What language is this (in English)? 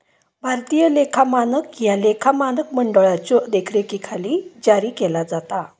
Marathi